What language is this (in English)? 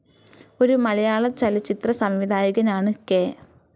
Malayalam